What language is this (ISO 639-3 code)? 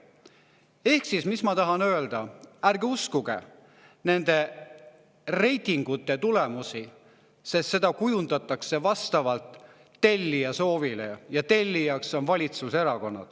est